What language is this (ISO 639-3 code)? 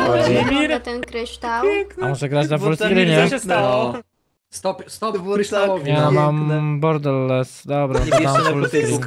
pol